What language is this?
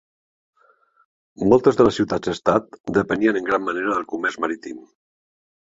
Catalan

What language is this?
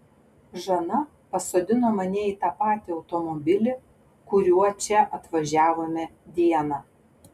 Lithuanian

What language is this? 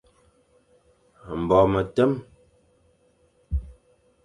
Fang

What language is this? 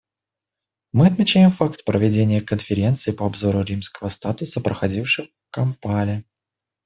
Russian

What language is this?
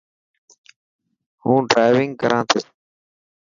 Dhatki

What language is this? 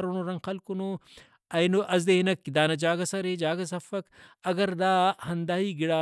Brahui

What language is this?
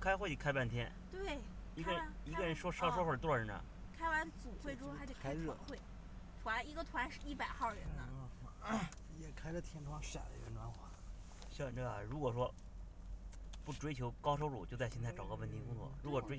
Chinese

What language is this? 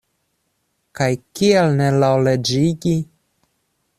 Esperanto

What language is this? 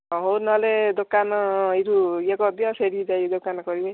Odia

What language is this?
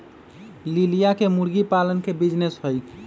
Magahi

